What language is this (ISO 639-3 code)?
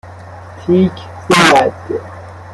fas